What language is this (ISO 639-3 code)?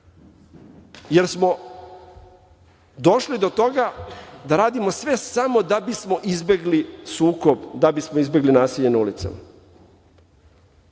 srp